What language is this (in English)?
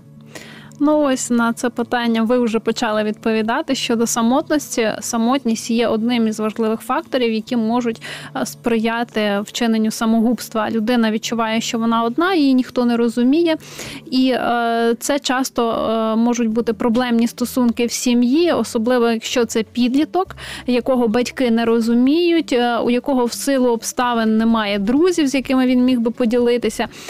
Ukrainian